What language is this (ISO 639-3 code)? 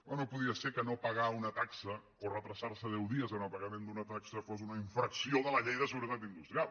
cat